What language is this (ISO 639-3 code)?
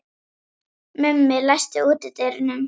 isl